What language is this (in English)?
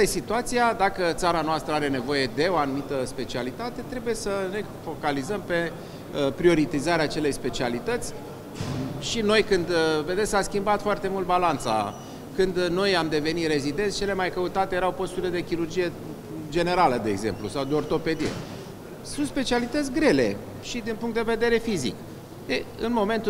Romanian